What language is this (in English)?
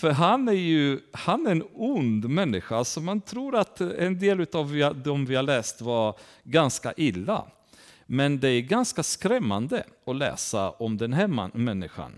Swedish